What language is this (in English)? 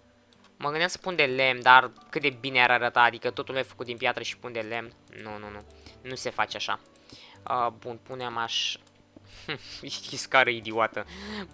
Romanian